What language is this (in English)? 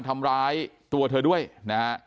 Thai